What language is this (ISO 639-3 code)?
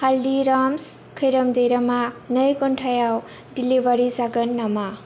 brx